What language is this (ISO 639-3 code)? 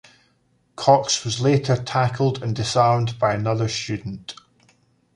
eng